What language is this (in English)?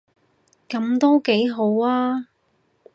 Cantonese